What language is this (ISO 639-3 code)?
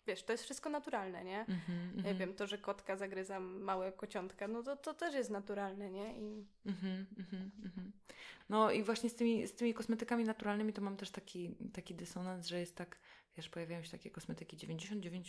pol